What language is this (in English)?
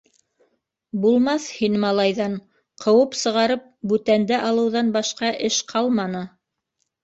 Bashkir